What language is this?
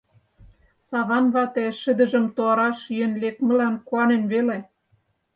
Mari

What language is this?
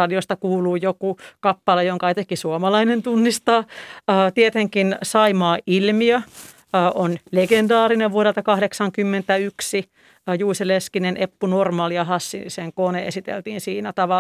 Finnish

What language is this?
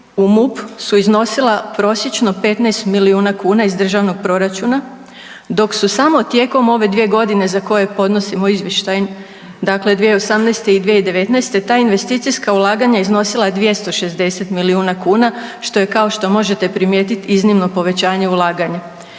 Croatian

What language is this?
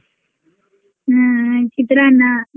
Kannada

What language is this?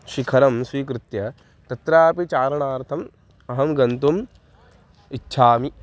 Sanskrit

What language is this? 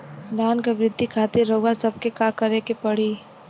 Bhojpuri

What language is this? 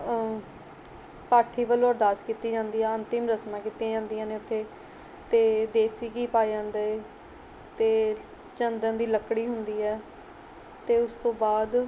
Punjabi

